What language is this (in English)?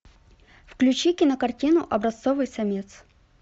Russian